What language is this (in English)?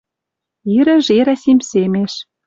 Western Mari